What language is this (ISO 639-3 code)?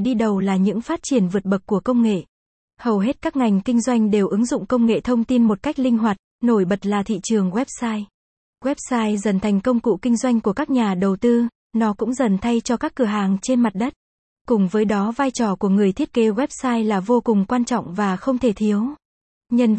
vie